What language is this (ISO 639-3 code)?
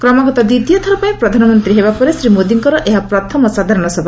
ori